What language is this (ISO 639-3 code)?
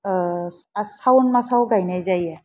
brx